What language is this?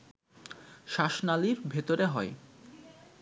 Bangla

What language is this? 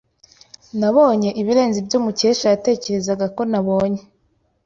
Kinyarwanda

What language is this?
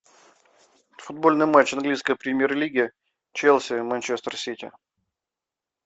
Russian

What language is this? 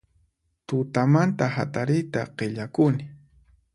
Puno Quechua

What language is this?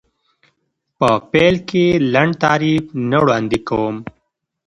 Pashto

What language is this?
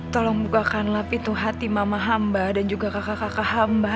Indonesian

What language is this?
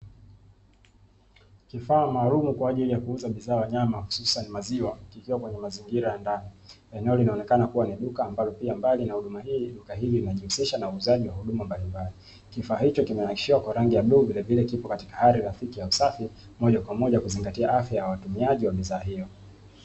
Swahili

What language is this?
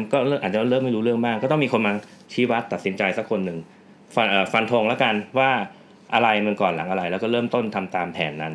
Thai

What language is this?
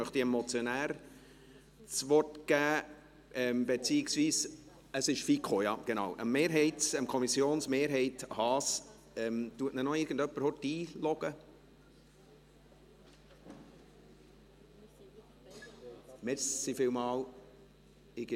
Swiss German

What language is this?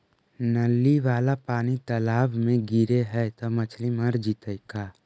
Magahi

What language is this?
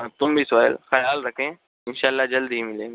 Urdu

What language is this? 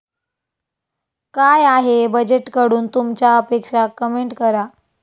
Marathi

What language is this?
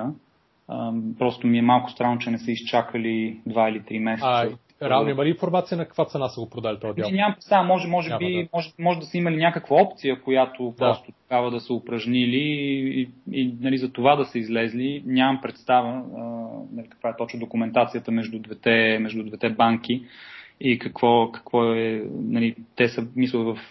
Bulgarian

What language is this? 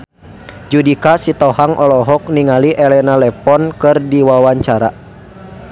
Sundanese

